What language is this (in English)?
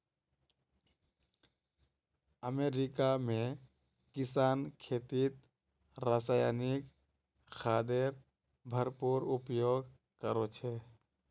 Magahi